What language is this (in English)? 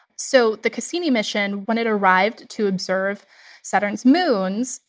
English